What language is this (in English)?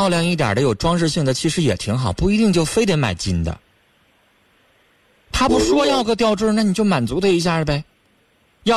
Chinese